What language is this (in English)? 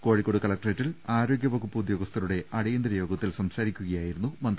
Malayalam